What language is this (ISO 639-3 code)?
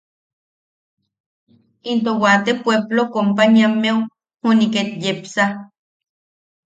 yaq